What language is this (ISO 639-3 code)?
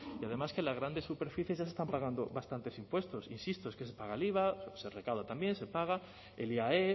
spa